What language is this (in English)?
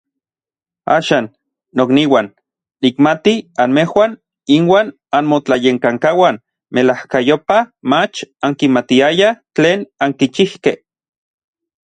Orizaba Nahuatl